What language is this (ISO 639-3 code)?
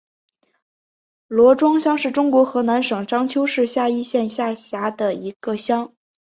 zho